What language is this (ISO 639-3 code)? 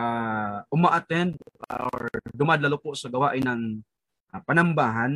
fil